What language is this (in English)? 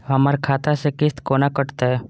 Maithili